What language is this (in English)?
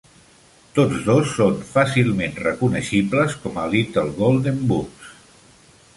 Catalan